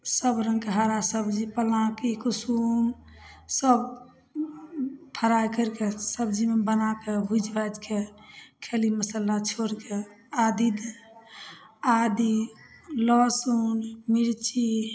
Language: Maithili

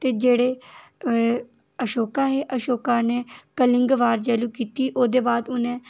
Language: Dogri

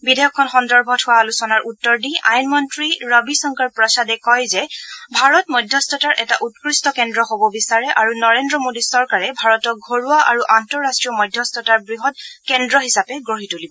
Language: Assamese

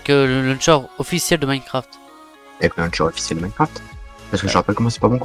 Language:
French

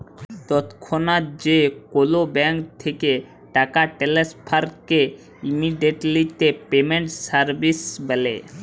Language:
Bangla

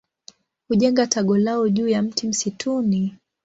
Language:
Swahili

